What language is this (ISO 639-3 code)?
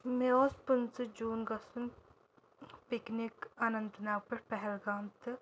kas